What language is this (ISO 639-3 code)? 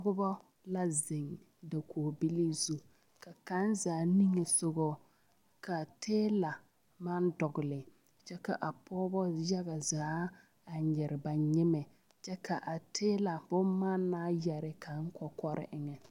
dga